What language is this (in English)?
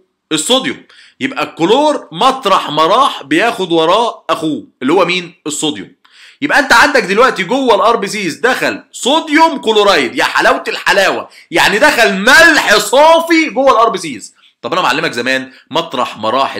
Arabic